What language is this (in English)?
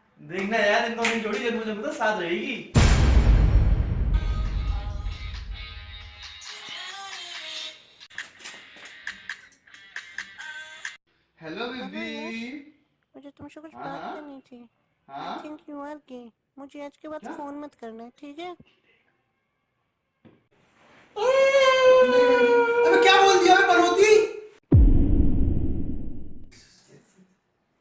English